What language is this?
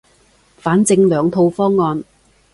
Cantonese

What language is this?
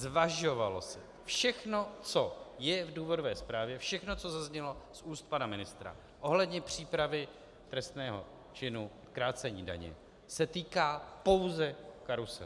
Czech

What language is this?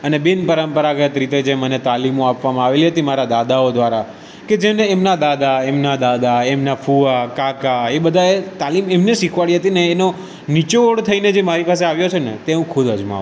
Gujarati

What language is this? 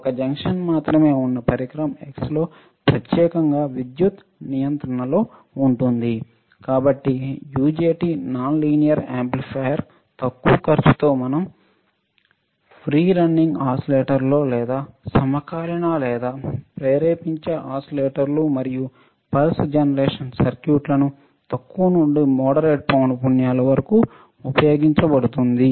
Telugu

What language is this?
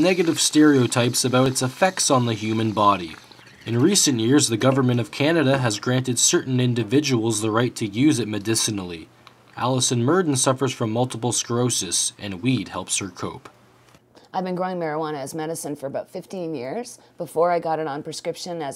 English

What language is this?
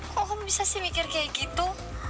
Indonesian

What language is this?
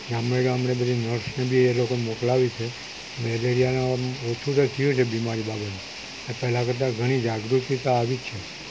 Gujarati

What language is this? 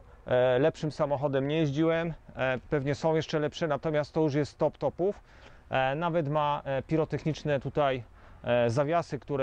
Polish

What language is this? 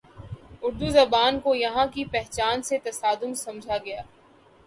Urdu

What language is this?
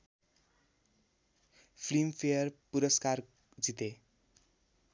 Nepali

